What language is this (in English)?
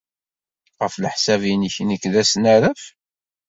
Kabyle